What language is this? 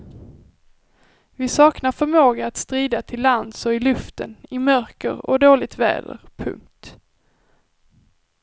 Swedish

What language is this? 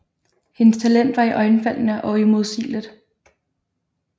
Danish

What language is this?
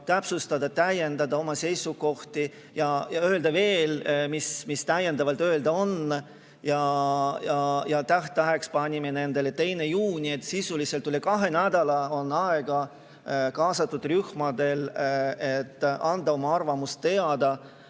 Estonian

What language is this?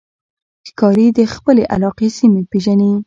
Pashto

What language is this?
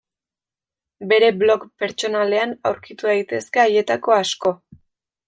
Basque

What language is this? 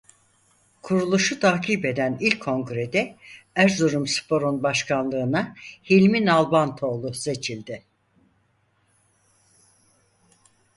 Turkish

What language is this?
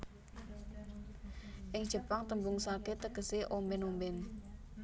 Javanese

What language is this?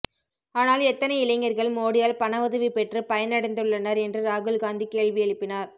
Tamil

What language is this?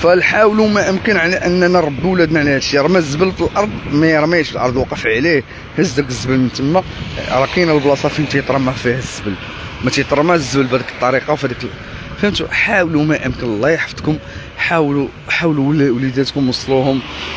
Arabic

